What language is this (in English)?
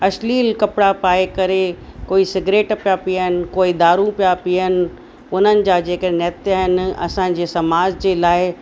Sindhi